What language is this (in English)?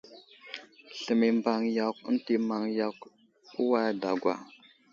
Wuzlam